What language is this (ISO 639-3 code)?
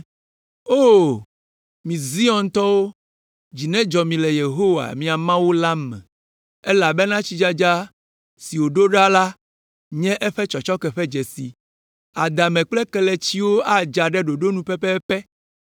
ewe